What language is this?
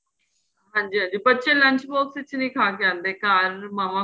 Punjabi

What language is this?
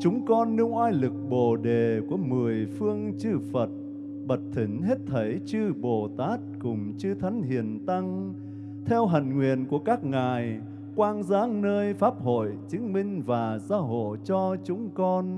Vietnamese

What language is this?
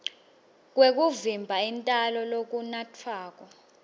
Swati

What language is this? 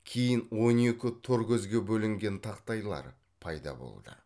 Kazakh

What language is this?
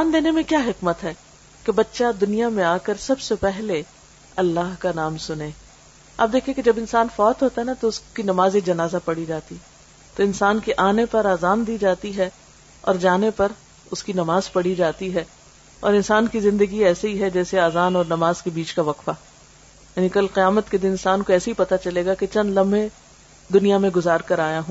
Urdu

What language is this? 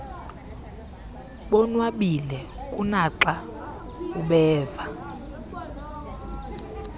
Xhosa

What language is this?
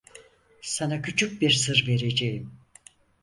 Turkish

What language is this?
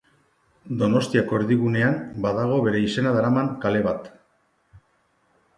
Basque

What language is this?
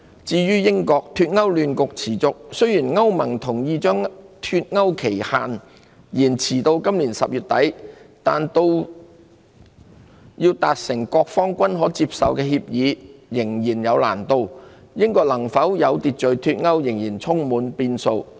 Cantonese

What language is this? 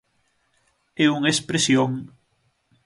Galician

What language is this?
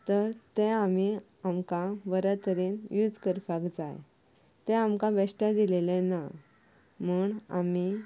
Konkani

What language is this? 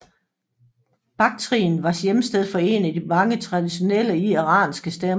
Danish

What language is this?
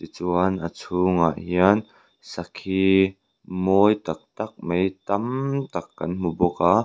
Mizo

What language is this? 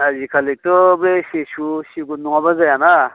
Bodo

